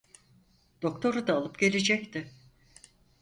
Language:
Turkish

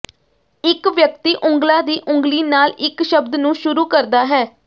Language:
Punjabi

